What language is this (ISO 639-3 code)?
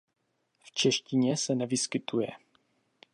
ces